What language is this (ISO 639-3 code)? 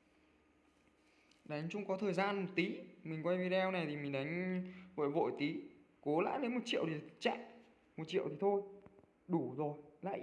vie